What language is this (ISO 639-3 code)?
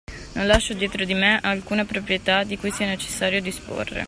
ita